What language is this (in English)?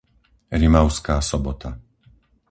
Slovak